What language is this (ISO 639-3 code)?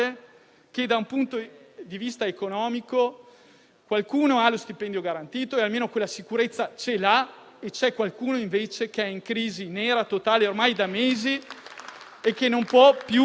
ita